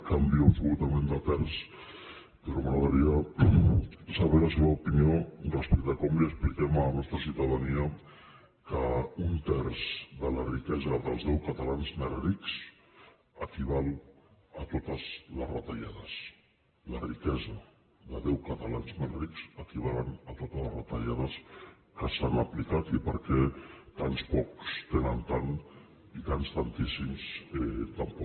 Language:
Catalan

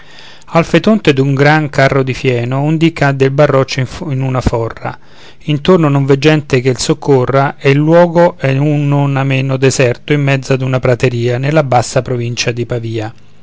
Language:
Italian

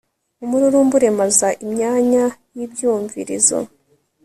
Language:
Kinyarwanda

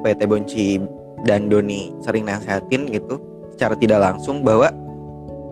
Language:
Indonesian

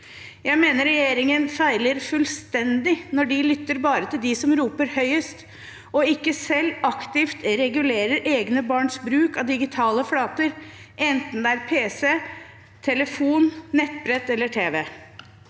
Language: Norwegian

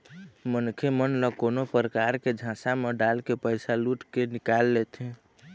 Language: Chhattisgarhi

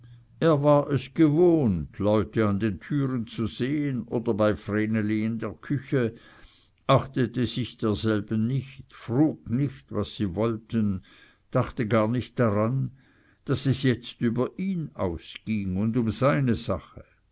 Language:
German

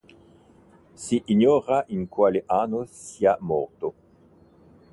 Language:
Italian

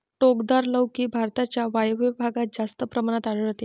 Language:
Marathi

